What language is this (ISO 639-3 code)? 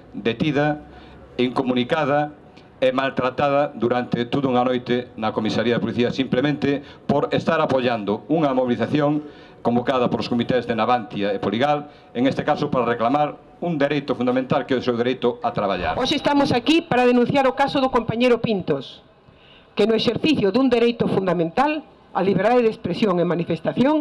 glg